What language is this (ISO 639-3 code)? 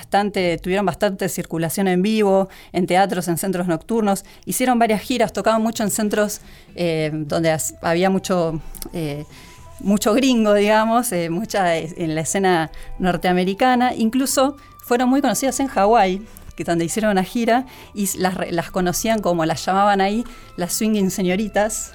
spa